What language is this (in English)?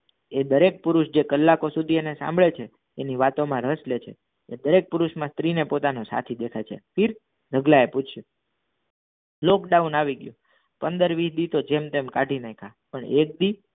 Gujarati